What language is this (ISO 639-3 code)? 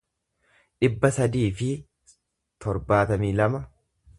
orm